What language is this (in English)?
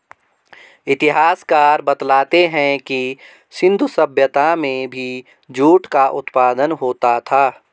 Hindi